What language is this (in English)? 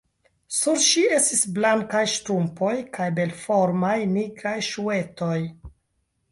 Esperanto